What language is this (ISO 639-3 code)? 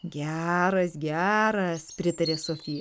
lit